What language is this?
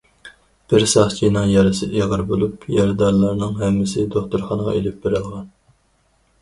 Uyghur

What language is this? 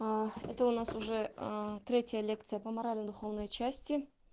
Russian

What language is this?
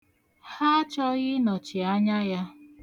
Igbo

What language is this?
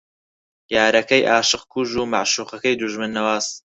Central Kurdish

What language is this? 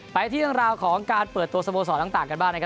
Thai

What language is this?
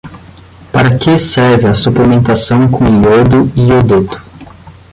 Portuguese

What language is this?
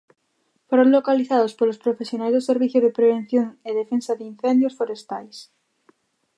Galician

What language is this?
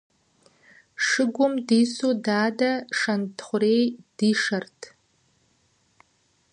Kabardian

